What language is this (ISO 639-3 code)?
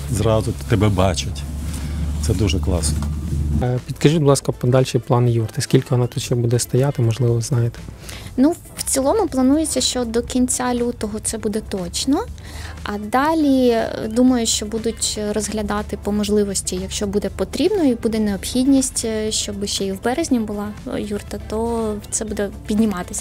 ukr